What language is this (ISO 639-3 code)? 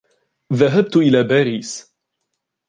ara